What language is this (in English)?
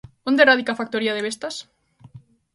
Galician